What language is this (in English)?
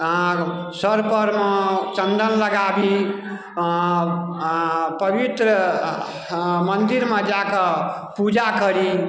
Maithili